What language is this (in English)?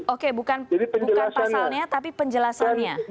Indonesian